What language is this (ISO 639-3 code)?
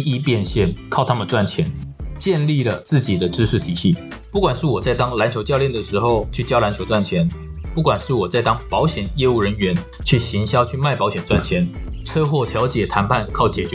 zho